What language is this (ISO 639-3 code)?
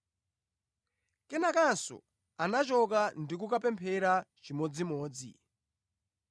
nya